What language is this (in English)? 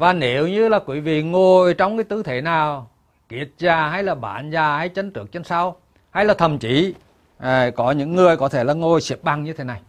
Vietnamese